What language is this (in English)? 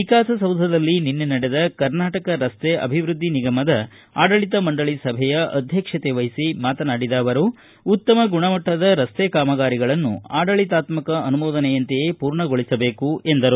Kannada